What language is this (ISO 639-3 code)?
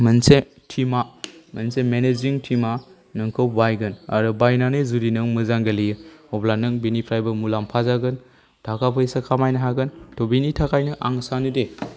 brx